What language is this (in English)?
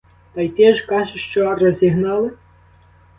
Ukrainian